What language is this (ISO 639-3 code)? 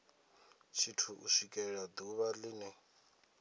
ven